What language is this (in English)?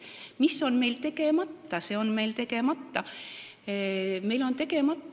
Estonian